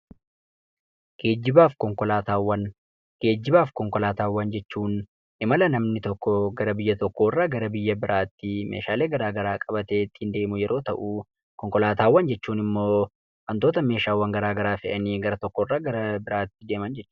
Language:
Oromo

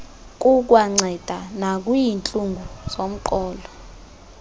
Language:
Xhosa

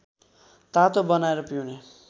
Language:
Nepali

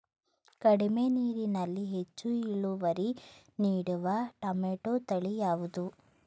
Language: Kannada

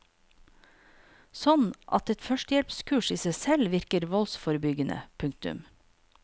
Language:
Norwegian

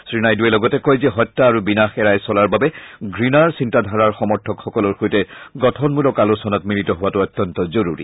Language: Assamese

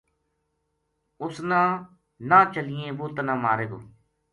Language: Gujari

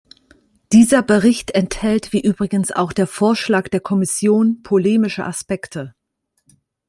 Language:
German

